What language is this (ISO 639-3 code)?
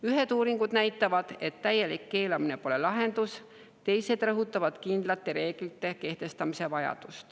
est